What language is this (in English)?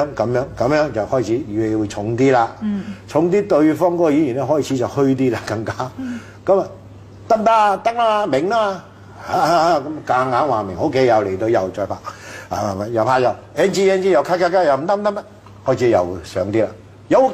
Chinese